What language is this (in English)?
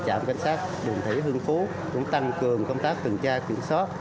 Vietnamese